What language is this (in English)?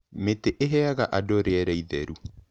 Kikuyu